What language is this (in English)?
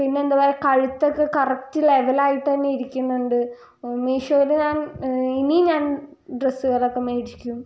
Malayalam